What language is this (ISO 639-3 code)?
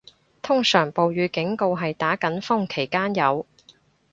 yue